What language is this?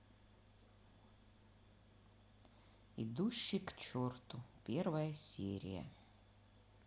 Russian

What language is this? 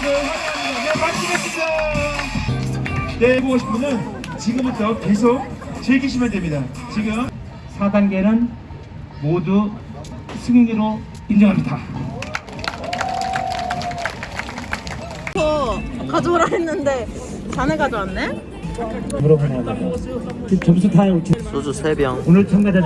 Korean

